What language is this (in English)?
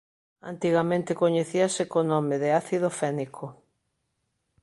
Galician